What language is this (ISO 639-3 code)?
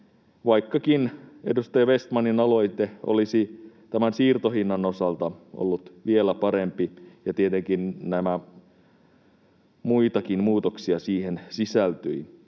fin